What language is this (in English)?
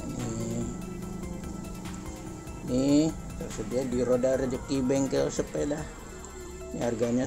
Indonesian